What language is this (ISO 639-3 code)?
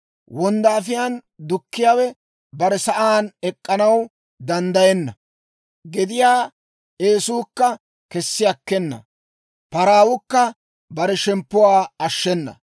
dwr